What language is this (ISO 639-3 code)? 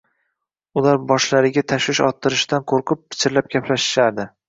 uzb